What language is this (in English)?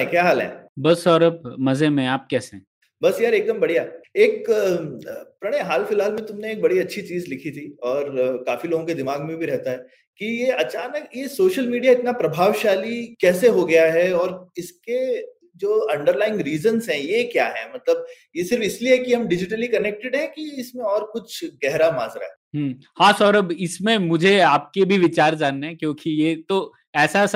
Hindi